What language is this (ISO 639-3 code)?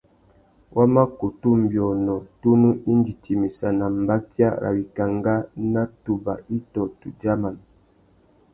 bag